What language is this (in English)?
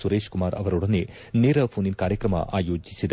Kannada